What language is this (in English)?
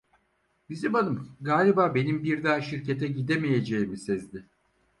Turkish